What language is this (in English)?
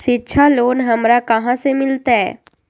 Magahi